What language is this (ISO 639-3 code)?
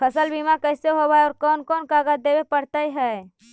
mag